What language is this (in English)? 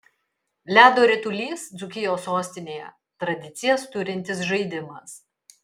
Lithuanian